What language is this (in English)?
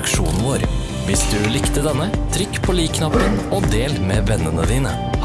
Norwegian